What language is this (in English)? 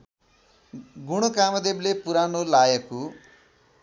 Nepali